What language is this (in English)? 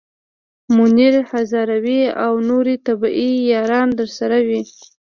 Pashto